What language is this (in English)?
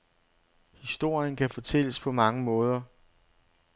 Danish